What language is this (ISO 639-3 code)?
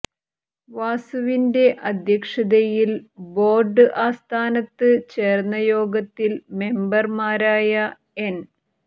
mal